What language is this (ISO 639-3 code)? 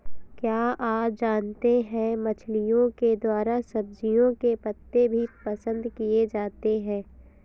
hin